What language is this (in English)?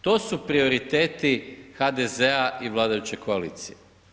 Croatian